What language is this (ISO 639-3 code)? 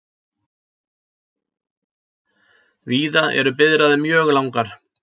isl